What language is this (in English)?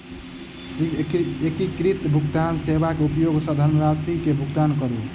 Maithili